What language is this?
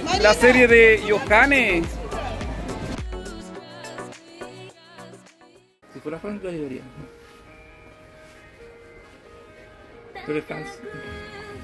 Spanish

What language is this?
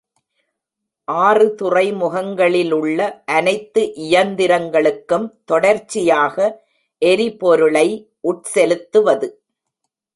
Tamil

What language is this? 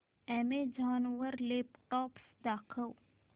Marathi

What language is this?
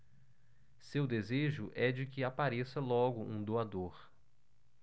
Portuguese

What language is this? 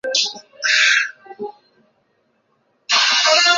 Chinese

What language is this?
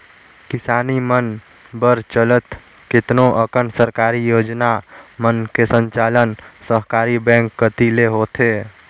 Chhattisgarhi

